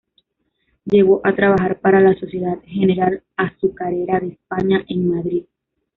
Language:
Spanish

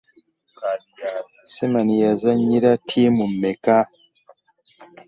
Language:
Ganda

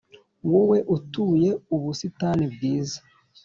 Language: Kinyarwanda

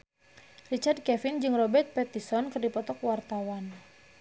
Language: Sundanese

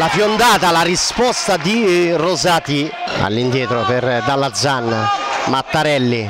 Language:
Italian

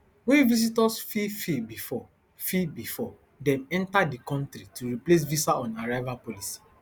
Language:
Nigerian Pidgin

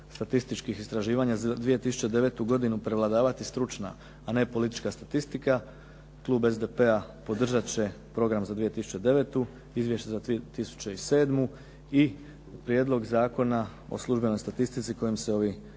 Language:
Croatian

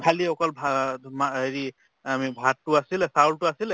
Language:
Assamese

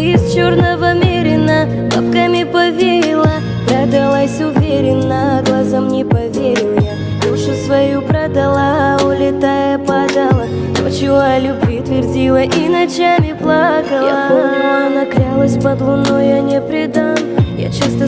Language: Russian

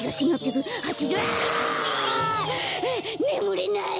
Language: Japanese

